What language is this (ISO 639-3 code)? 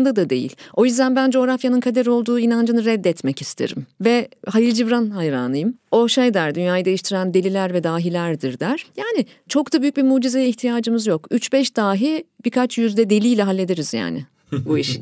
tur